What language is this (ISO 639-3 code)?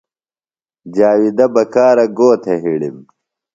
phl